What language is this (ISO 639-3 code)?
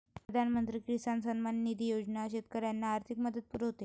mar